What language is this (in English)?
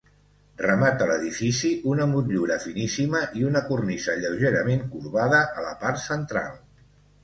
Catalan